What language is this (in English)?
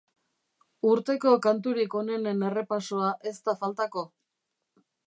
Basque